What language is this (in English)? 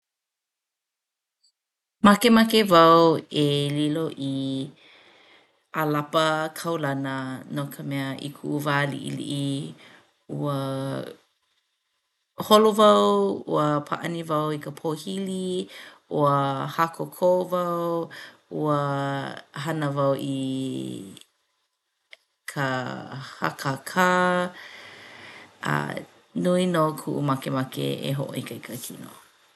Hawaiian